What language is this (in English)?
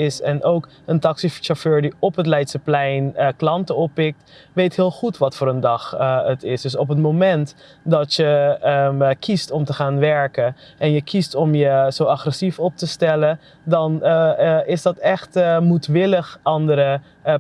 Dutch